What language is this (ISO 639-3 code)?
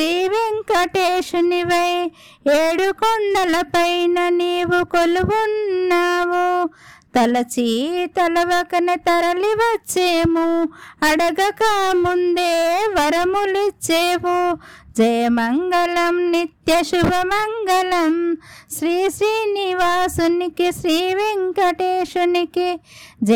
tel